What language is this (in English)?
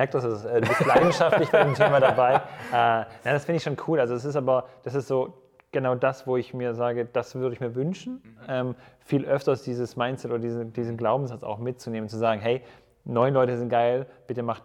German